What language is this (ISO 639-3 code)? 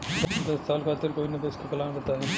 bho